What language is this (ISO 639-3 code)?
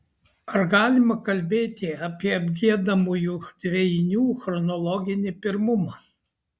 lit